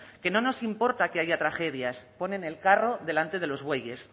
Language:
Spanish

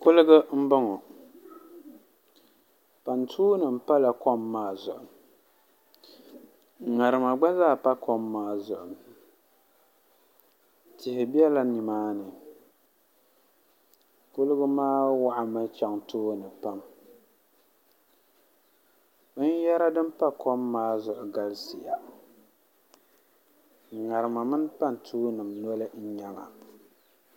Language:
Dagbani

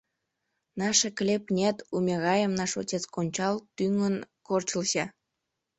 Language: Mari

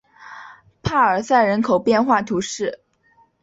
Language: Chinese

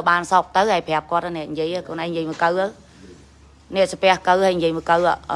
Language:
Vietnamese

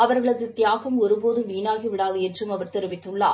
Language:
Tamil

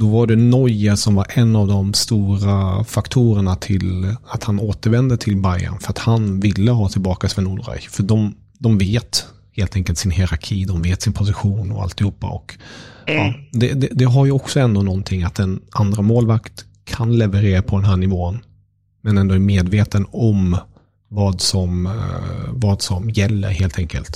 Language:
Swedish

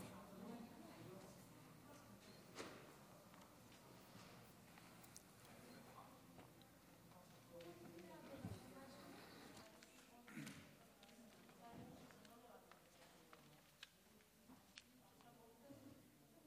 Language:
Hebrew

